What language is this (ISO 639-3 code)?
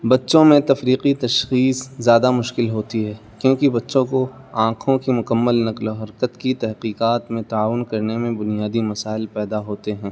urd